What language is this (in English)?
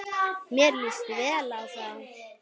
Icelandic